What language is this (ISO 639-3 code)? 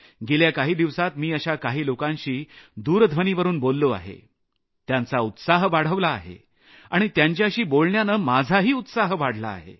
mar